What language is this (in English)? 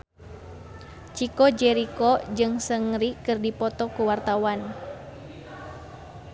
Sundanese